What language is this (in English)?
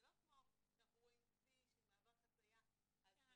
Hebrew